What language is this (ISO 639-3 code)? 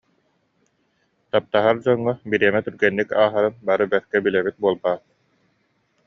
sah